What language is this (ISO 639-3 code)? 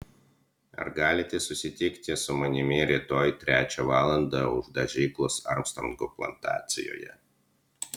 lit